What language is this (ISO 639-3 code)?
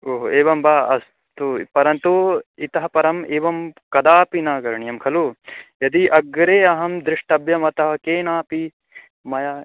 san